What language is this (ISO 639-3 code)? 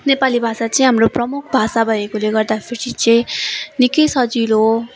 nep